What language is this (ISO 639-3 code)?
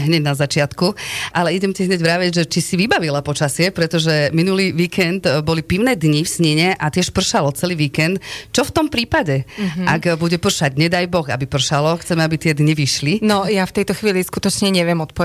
slk